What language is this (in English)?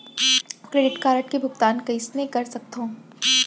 Chhattisgarhi